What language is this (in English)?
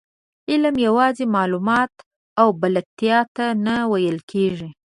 Pashto